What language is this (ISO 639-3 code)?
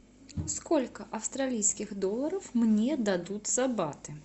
rus